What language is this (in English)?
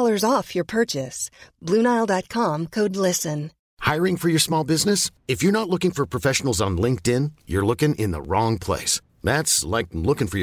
Swedish